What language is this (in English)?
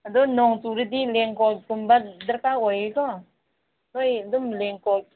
Manipuri